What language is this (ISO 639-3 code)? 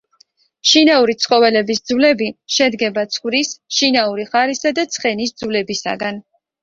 kat